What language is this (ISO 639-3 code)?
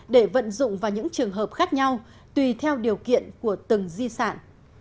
vie